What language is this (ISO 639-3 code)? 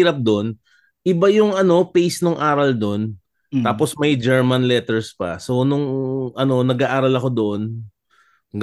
fil